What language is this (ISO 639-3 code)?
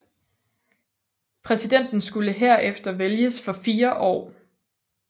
dan